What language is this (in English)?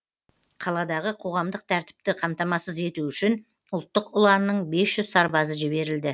Kazakh